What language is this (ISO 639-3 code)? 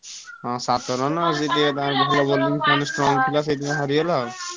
ori